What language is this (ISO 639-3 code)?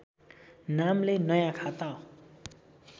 nep